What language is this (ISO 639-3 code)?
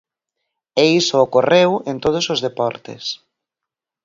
glg